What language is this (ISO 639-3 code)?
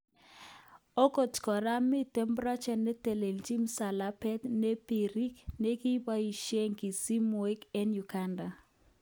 kln